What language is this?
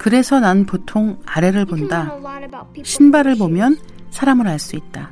Korean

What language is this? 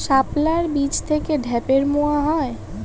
Bangla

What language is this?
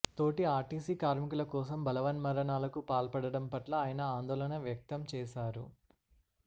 Telugu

